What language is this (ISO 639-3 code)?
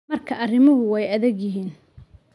som